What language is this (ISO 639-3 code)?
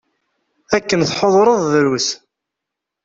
kab